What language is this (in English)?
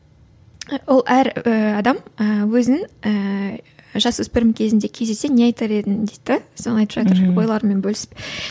Kazakh